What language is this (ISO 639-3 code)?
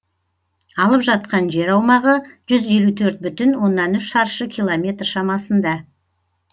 kaz